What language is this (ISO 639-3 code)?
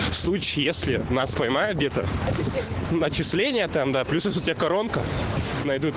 rus